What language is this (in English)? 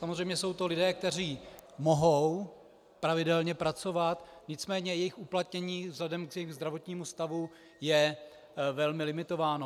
Czech